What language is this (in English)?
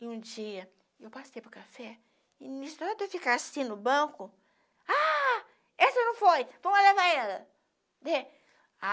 Portuguese